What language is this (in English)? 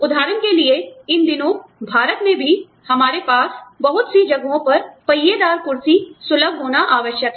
Hindi